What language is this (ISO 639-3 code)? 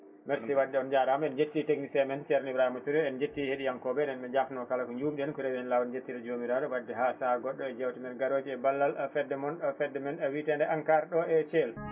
ful